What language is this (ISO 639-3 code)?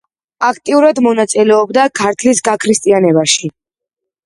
kat